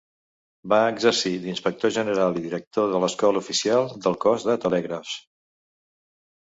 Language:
Catalan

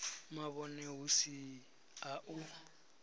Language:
Venda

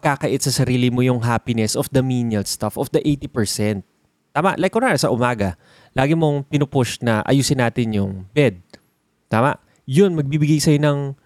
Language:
Filipino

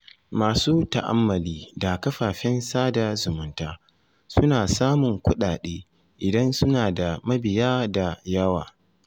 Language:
Hausa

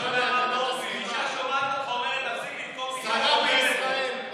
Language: Hebrew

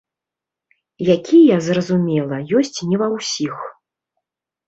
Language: Belarusian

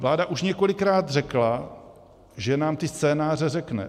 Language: Czech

